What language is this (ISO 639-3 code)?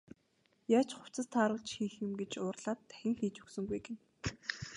mon